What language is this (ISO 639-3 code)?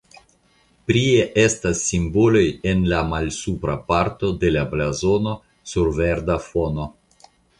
epo